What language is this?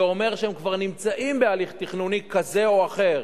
Hebrew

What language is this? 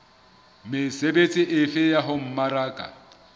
Southern Sotho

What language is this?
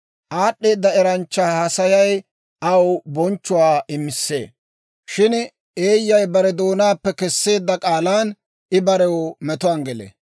Dawro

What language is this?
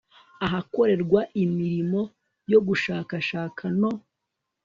Kinyarwanda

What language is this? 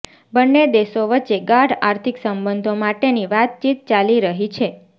Gujarati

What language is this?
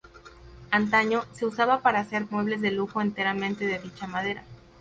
Spanish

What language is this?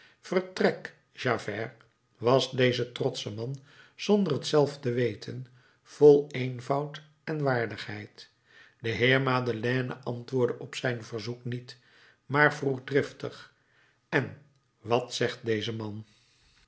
Dutch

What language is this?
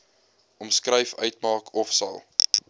Afrikaans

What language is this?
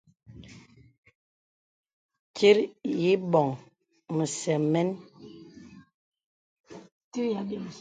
Bebele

